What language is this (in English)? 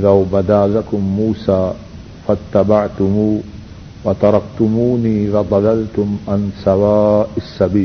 Urdu